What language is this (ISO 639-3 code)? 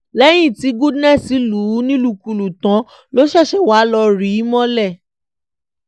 yor